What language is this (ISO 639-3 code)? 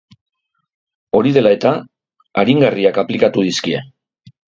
eus